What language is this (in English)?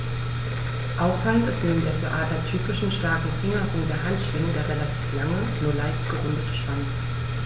German